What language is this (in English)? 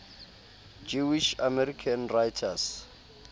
Southern Sotho